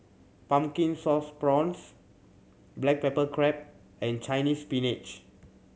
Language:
English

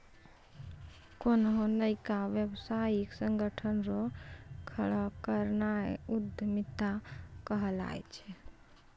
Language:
Maithili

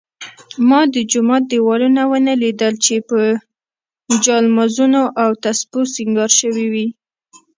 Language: Pashto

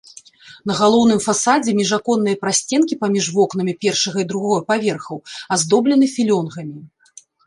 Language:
Belarusian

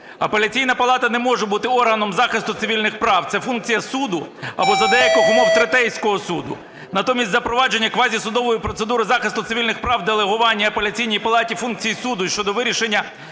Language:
Ukrainian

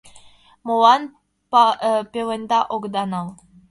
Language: Mari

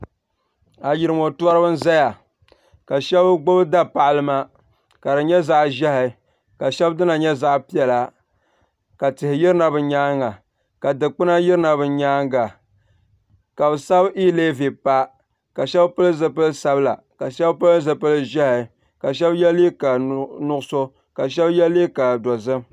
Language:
Dagbani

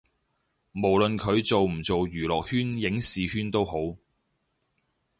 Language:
Cantonese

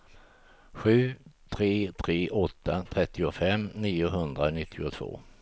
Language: Swedish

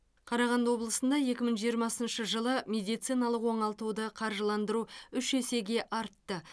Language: Kazakh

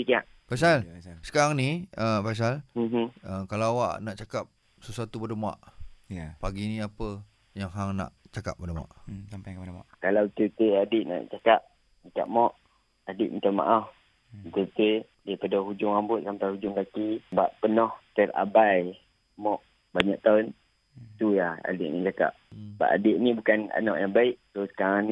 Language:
Malay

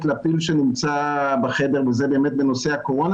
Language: Hebrew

